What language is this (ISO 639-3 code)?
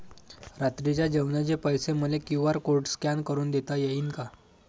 mar